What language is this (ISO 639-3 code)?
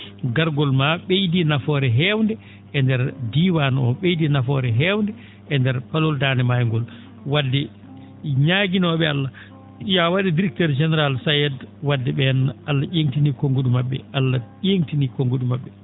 ful